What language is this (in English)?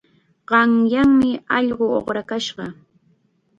Chiquián Ancash Quechua